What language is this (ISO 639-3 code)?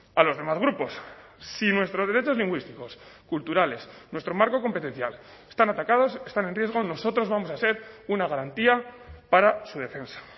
spa